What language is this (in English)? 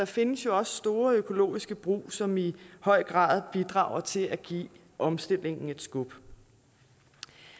Danish